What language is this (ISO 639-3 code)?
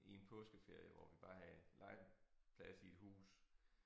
dan